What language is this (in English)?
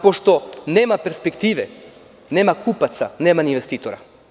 Serbian